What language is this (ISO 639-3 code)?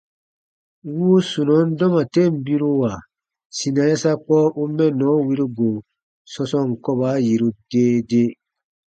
bba